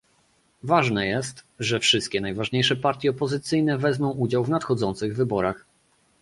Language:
Polish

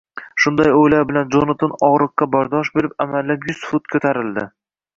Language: Uzbek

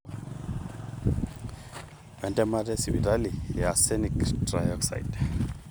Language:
Masai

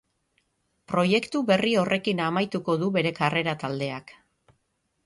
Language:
Basque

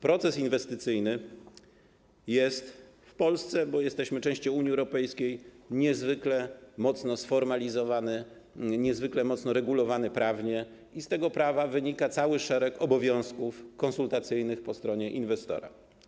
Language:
Polish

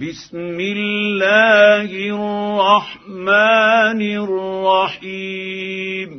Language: Arabic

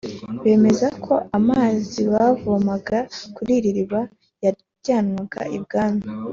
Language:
Kinyarwanda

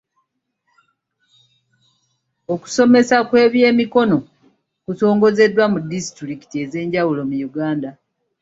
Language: Ganda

